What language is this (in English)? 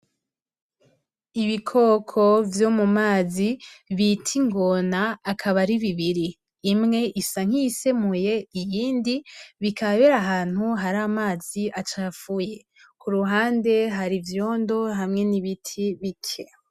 Rundi